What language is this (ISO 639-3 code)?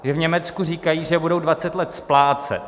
ces